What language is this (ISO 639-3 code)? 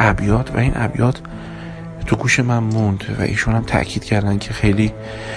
fas